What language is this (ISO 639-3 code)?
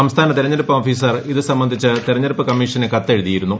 mal